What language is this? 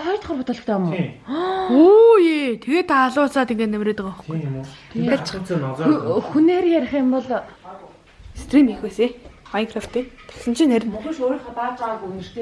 German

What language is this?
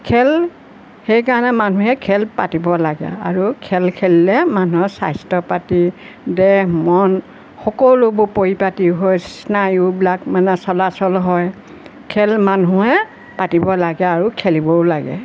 Assamese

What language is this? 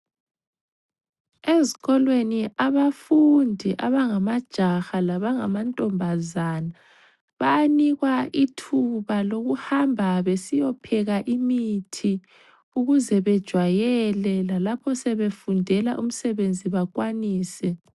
North Ndebele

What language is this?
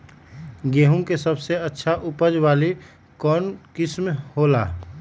Magahi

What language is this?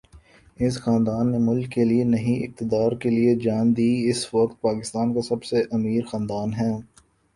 Urdu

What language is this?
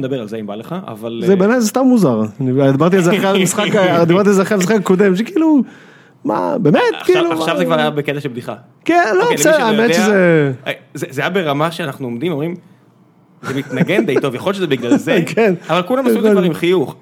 Hebrew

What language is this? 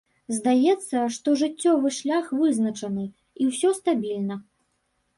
Belarusian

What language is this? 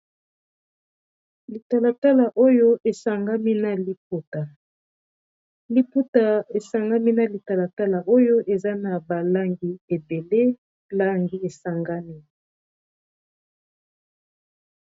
Lingala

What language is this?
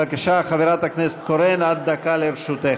Hebrew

